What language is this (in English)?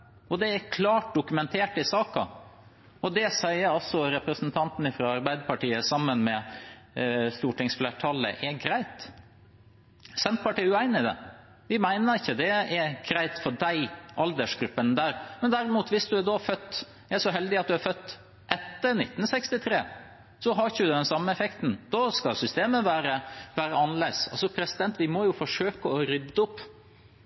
Norwegian Bokmål